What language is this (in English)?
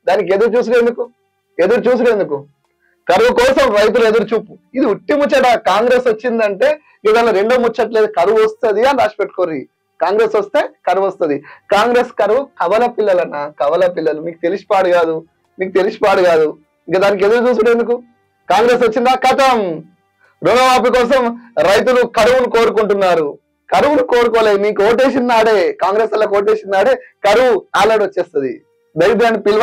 Telugu